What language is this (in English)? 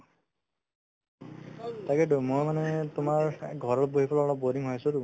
Assamese